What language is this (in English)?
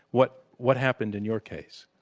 English